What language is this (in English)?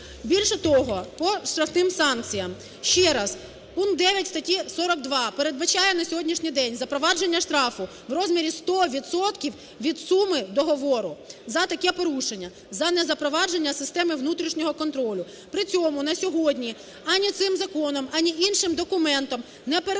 Ukrainian